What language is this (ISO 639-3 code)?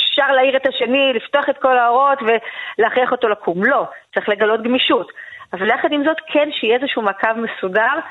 heb